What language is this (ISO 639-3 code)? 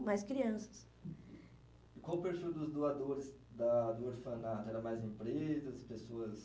por